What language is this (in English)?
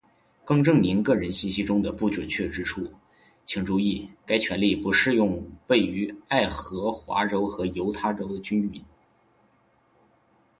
Chinese